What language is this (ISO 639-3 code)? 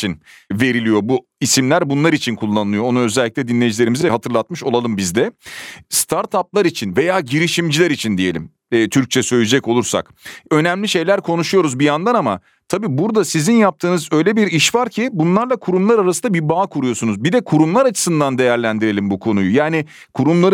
tur